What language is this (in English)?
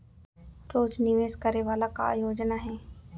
Chhattisgarhi